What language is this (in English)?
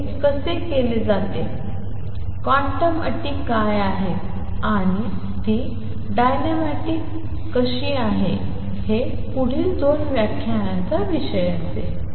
Marathi